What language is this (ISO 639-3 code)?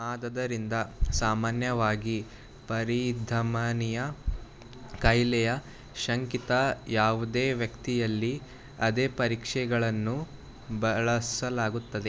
kan